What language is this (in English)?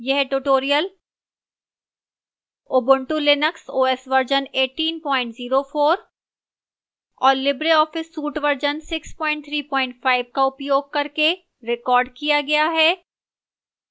Hindi